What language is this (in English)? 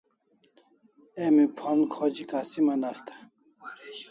Kalasha